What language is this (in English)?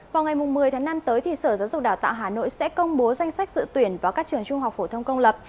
Vietnamese